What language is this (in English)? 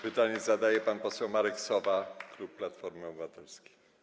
Polish